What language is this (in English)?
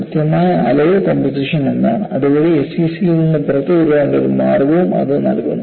Malayalam